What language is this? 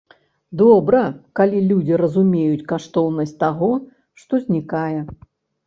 Belarusian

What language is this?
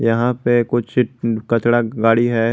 Hindi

